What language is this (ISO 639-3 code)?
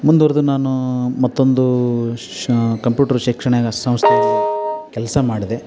kan